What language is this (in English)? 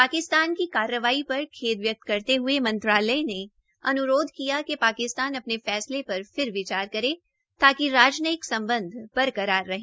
Hindi